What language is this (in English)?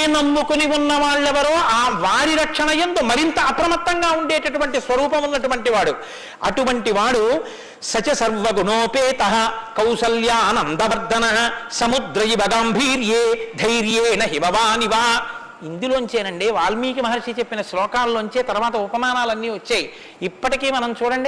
Telugu